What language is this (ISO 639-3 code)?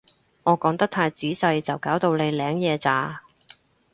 yue